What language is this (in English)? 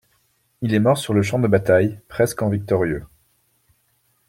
French